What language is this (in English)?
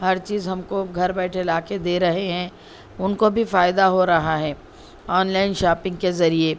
Urdu